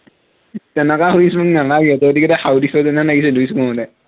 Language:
Assamese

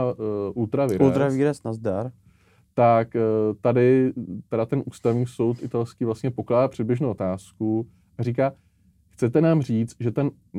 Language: Czech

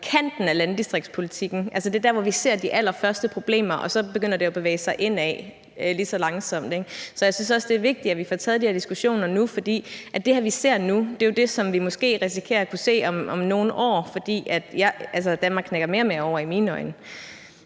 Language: Danish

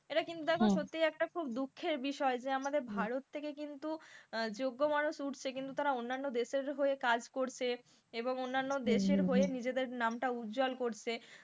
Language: Bangla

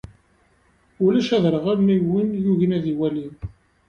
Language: Kabyle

